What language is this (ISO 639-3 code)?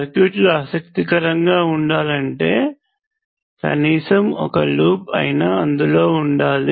tel